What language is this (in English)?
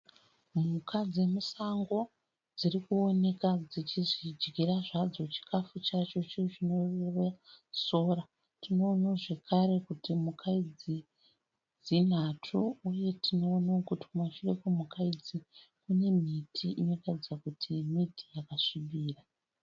Shona